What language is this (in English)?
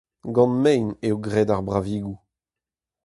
Breton